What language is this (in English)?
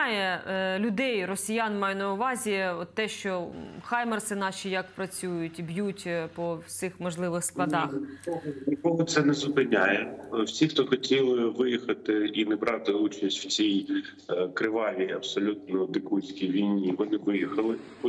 Ukrainian